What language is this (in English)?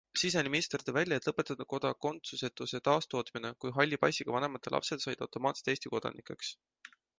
Estonian